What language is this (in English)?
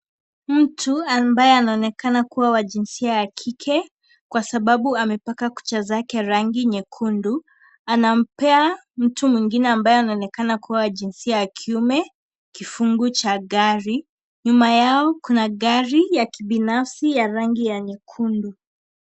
Swahili